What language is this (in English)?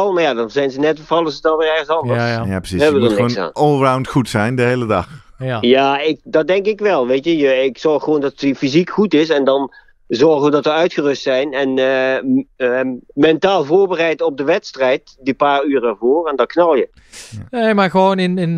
Dutch